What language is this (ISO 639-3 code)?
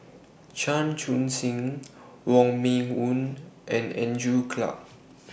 eng